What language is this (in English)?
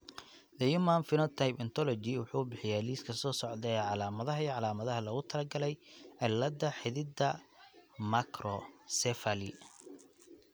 Somali